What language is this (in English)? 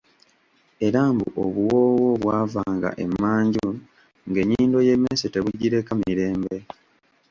Ganda